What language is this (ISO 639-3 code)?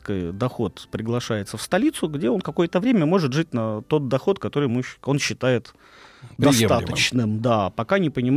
rus